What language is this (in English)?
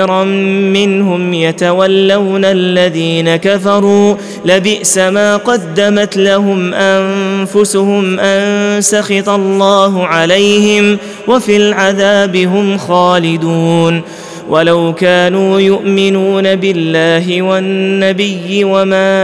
Arabic